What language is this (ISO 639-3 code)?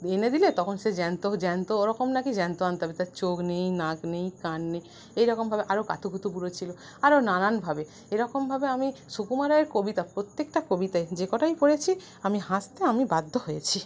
ben